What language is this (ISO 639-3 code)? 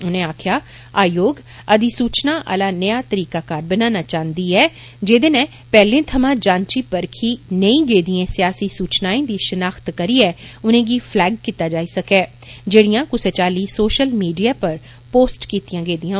doi